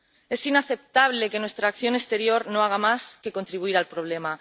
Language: Spanish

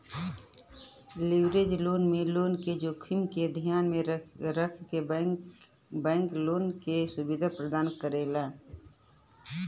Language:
Bhojpuri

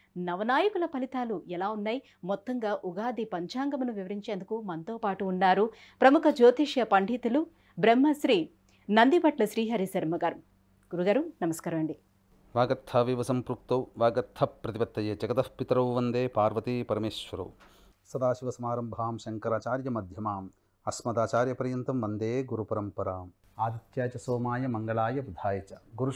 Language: Telugu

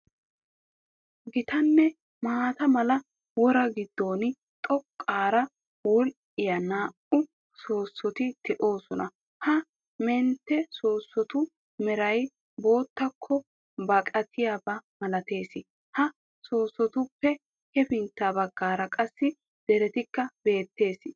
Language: Wolaytta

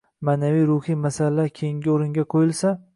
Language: Uzbek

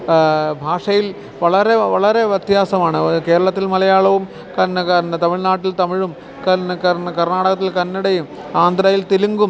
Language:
Malayalam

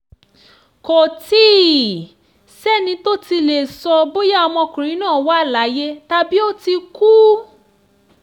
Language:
Yoruba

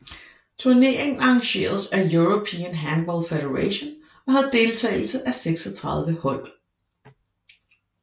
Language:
Danish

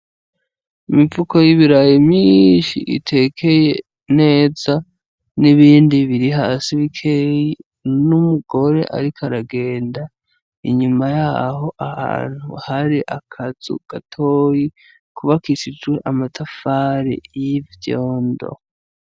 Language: Rundi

